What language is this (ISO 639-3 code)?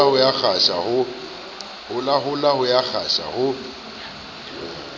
sot